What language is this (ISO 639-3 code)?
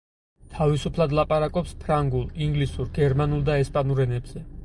kat